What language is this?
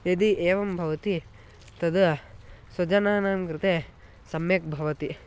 Sanskrit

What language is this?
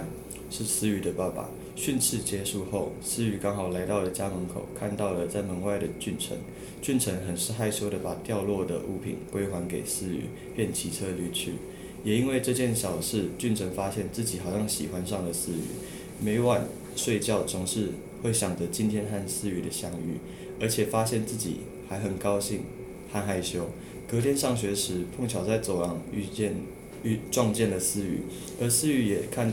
Chinese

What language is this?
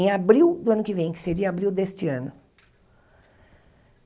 Portuguese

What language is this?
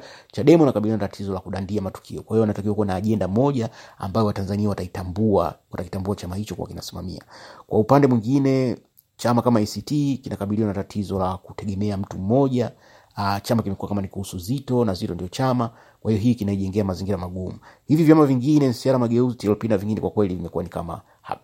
Swahili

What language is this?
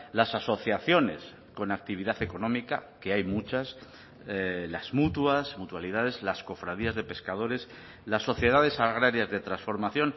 Spanish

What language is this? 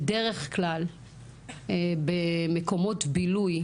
Hebrew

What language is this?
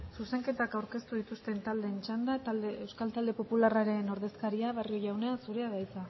Basque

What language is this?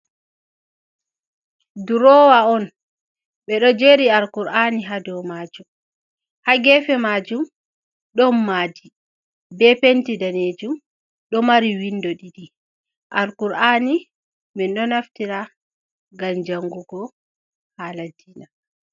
Fula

